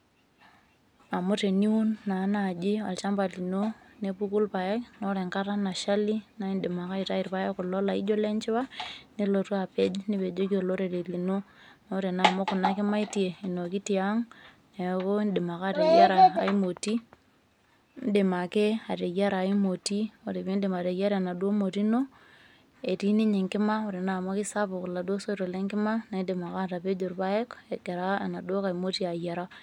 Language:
Masai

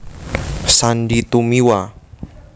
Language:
Javanese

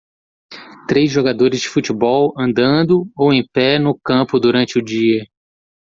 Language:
Portuguese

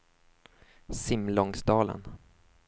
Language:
Swedish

